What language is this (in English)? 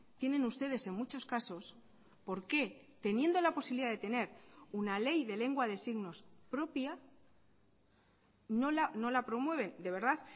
Spanish